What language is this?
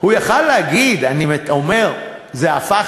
Hebrew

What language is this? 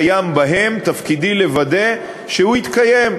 Hebrew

